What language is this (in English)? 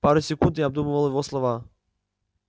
Russian